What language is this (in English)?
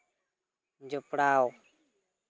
Santali